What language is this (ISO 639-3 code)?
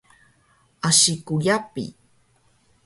trv